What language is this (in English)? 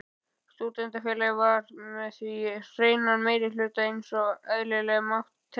Icelandic